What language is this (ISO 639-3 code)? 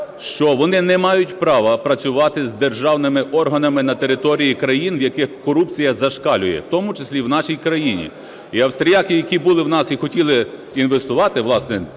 ukr